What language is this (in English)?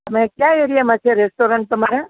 Gujarati